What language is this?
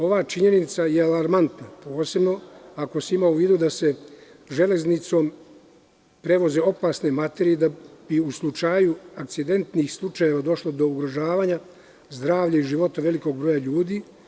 Serbian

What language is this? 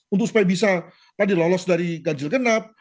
Indonesian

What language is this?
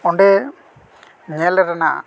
Santali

